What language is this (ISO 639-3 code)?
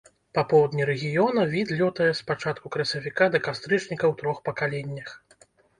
bel